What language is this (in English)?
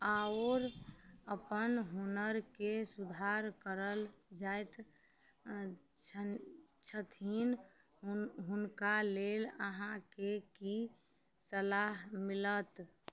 Maithili